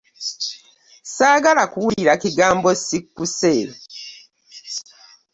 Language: Ganda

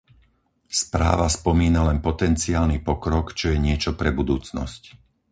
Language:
Slovak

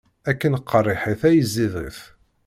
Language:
Kabyle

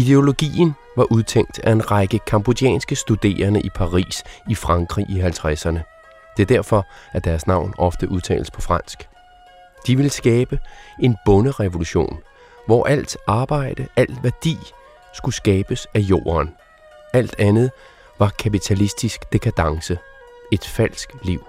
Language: Danish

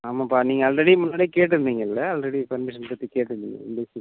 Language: Tamil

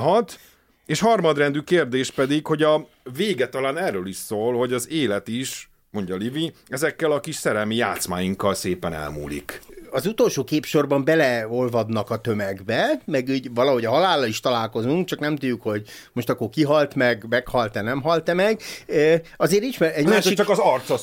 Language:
Hungarian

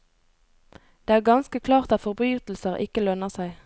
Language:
Norwegian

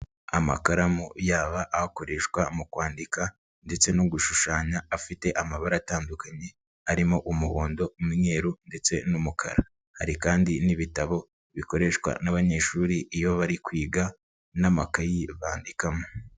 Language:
Kinyarwanda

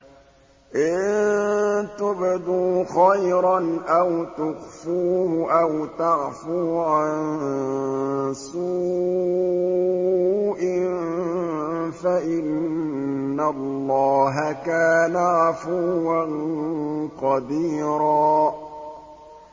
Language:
Arabic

